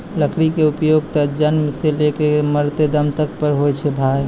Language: Maithili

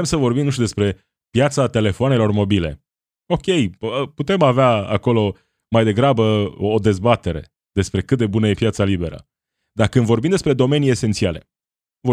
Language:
Romanian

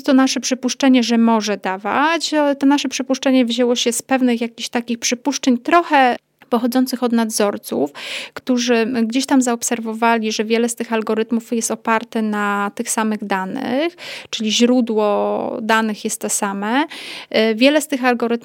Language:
Polish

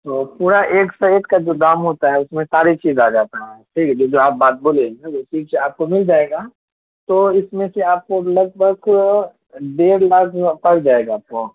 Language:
Urdu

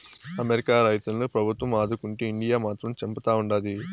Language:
Telugu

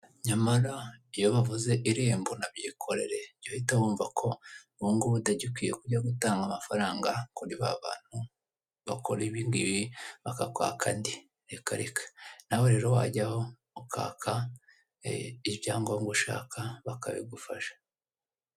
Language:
Kinyarwanda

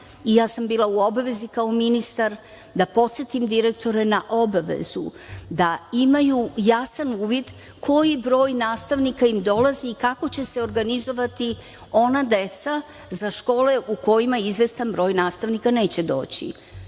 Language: Serbian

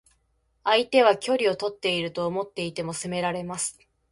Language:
Japanese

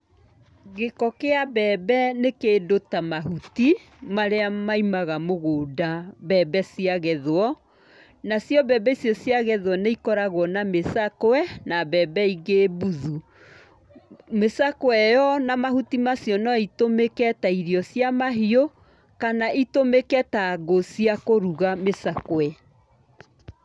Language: Kikuyu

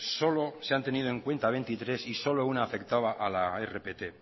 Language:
Spanish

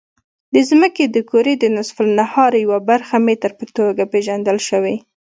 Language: Pashto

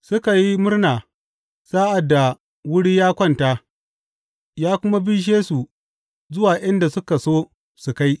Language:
Hausa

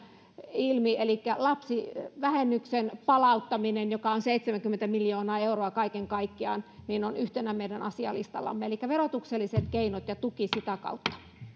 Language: Finnish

